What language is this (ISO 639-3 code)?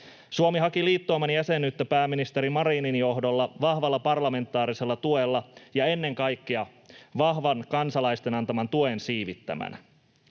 fin